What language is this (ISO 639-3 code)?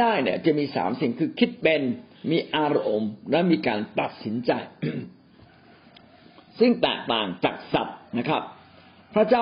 tha